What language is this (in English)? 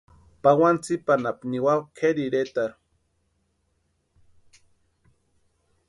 Western Highland Purepecha